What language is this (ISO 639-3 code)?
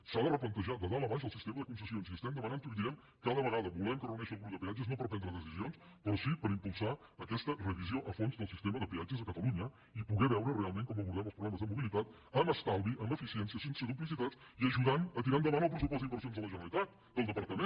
cat